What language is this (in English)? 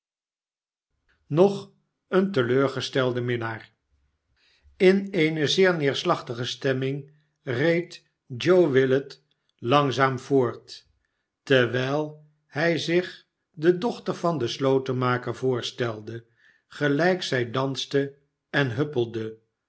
Dutch